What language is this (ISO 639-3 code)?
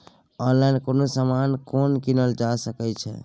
mai